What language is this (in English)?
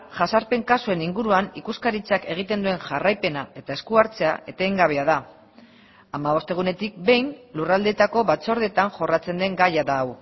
Basque